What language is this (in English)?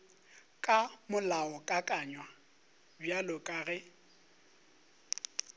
Northern Sotho